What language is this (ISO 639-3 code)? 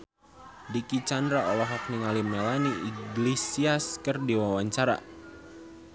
sun